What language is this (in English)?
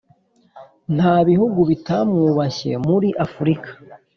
Kinyarwanda